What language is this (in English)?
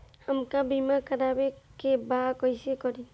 Bhojpuri